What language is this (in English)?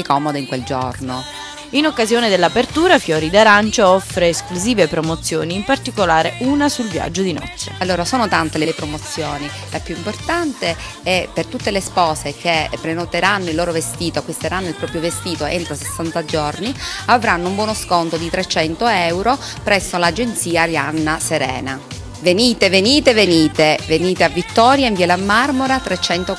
Italian